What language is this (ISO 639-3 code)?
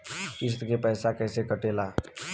bho